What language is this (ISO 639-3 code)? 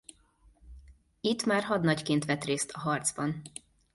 hun